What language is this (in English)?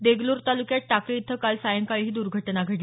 Marathi